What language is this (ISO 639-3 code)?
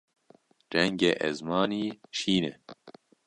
kur